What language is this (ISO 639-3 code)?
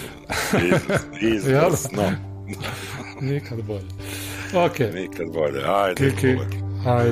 hrv